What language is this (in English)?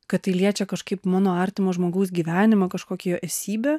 Lithuanian